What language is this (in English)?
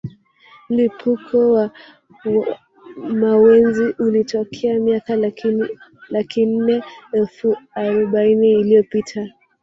Swahili